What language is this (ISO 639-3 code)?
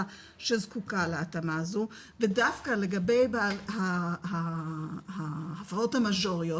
heb